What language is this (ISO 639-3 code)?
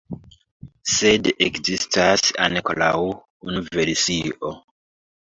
epo